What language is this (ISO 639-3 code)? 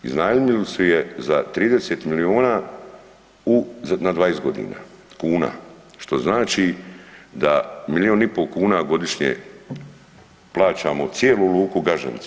hrv